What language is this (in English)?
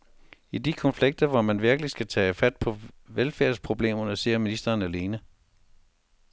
Danish